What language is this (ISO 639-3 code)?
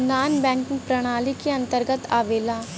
bho